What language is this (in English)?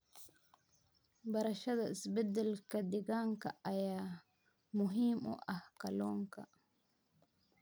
Somali